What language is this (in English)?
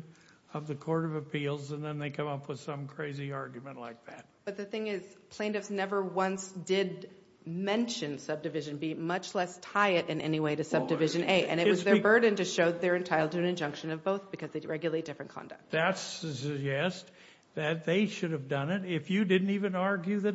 English